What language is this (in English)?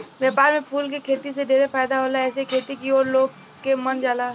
Bhojpuri